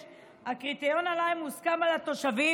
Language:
Hebrew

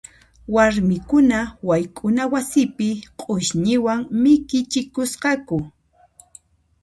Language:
Puno Quechua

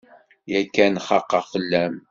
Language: Kabyle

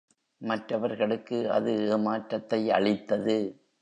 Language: Tamil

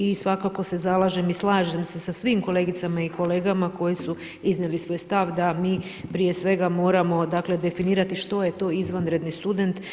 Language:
Croatian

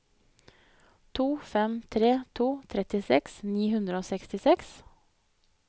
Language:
Norwegian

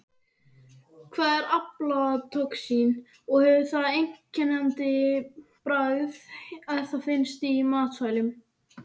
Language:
Icelandic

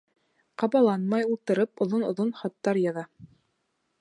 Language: Bashkir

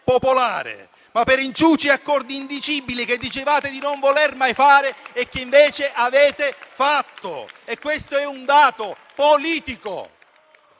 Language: Italian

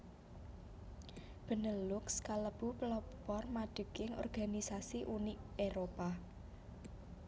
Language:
Javanese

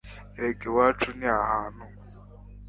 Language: Kinyarwanda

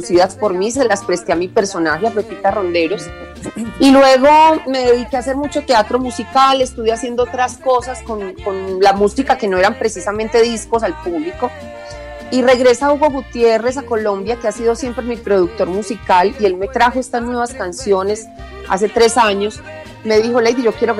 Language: Spanish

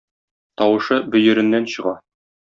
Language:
Tatar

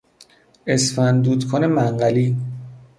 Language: Persian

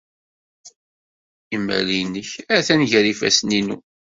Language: Kabyle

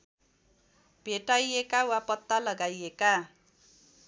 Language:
Nepali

